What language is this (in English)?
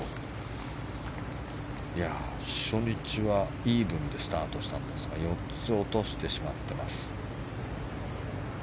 Japanese